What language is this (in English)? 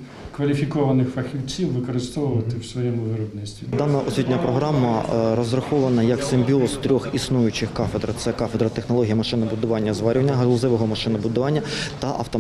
Ukrainian